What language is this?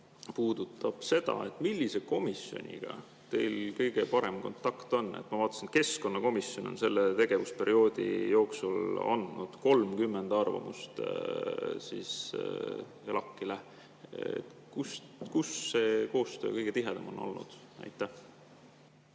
Estonian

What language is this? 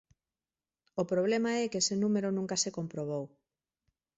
Galician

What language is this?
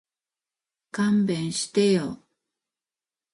Japanese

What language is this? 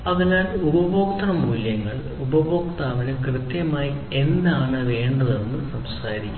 Malayalam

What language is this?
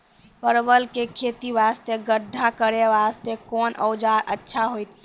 Maithili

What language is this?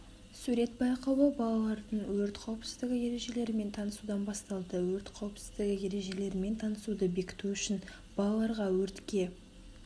Kazakh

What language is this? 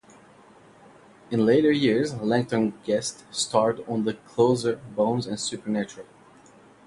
English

